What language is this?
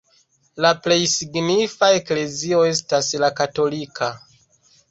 Esperanto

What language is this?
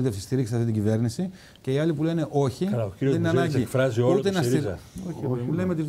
Greek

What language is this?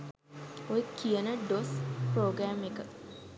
Sinhala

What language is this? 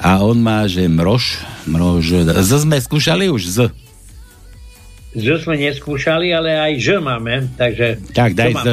Slovak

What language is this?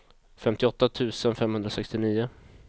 Swedish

